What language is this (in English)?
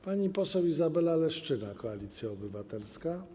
Polish